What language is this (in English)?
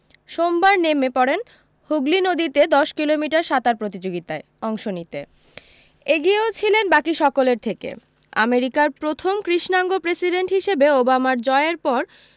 Bangla